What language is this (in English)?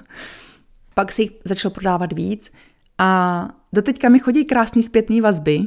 Czech